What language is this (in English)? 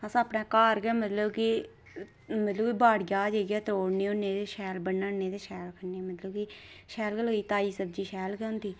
Dogri